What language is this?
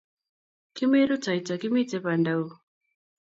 Kalenjin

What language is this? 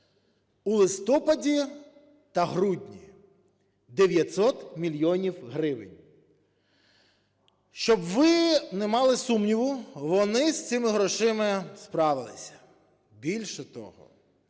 Ukrainian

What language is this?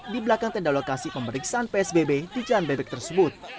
Indonesian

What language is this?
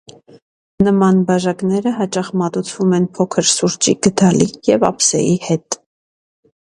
Armenian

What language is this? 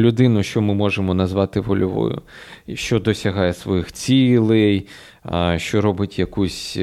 Ukrainian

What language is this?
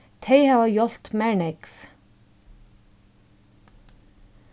Faroese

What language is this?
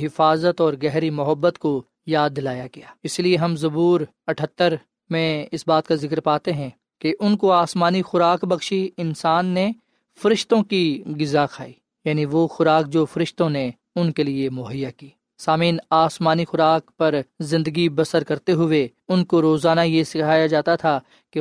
Urdu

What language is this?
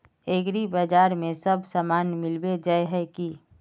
Magahi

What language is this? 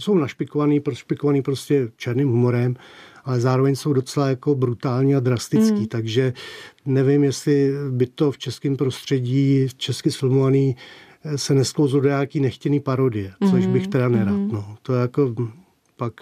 Czech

